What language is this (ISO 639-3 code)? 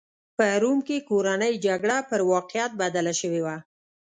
pus